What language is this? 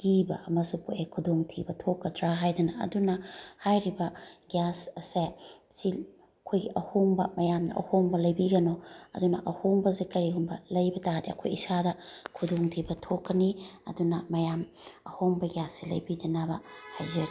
Manipuri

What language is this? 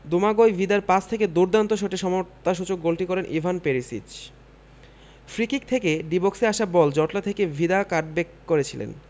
Bangla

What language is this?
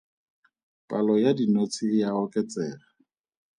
Tswana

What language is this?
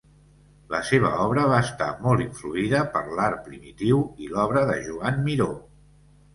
Catalan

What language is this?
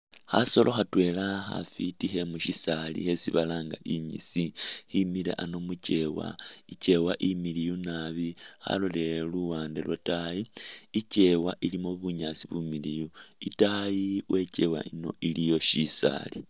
Masaaba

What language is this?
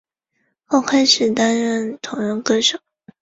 Chinese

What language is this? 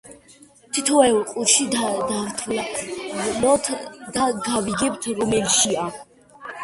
Georgian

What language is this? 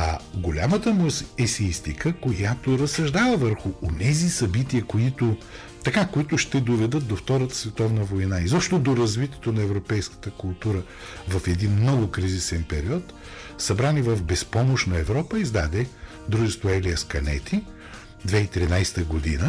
Bulgarian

